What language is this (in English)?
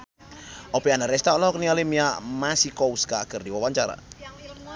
Sundanese